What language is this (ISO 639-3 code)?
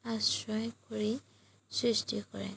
asm